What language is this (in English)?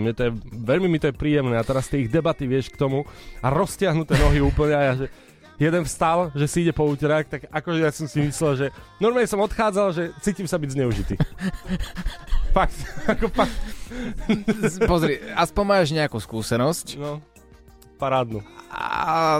Slovak